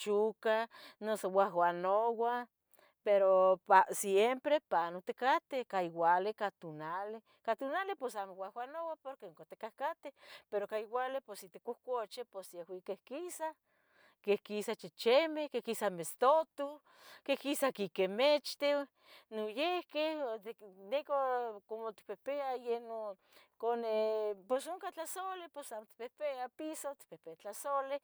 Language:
Tetelcingo Nahuatl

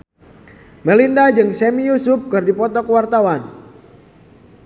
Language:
Sundanese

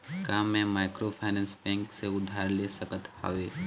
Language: Chhattisgarhi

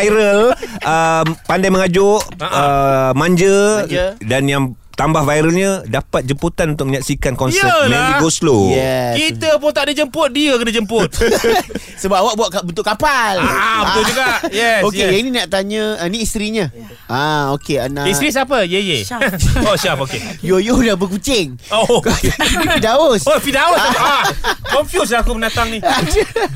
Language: Malay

